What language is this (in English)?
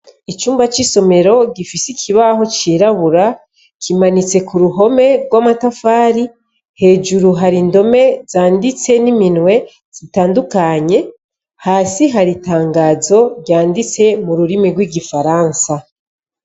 Rundi